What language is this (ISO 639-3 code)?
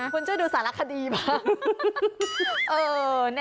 tha